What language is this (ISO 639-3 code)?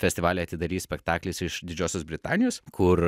lit